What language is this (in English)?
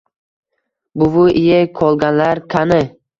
Uzbek